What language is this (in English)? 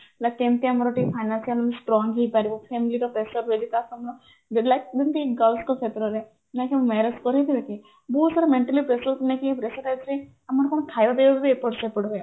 Odia